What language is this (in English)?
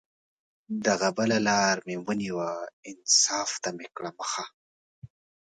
Pashto